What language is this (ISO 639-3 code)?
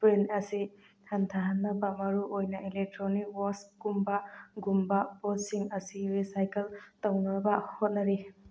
mni